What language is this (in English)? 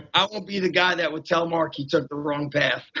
English